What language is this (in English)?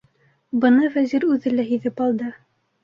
Bashkir